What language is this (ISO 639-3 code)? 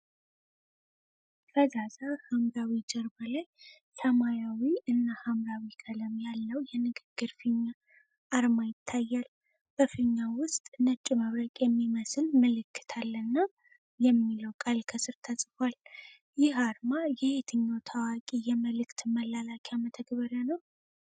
amh